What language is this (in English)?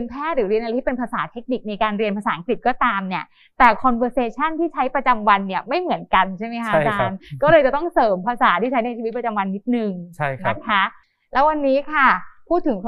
Thai